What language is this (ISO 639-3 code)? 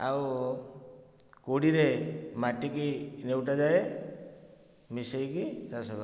ori